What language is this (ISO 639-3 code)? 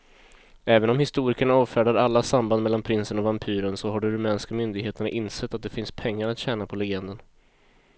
swe